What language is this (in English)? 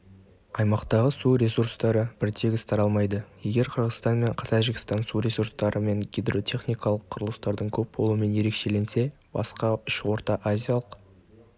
Kazakh